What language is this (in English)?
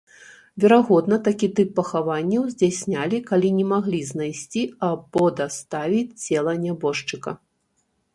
Belarusian